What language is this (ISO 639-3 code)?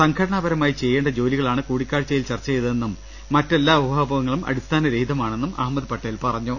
mal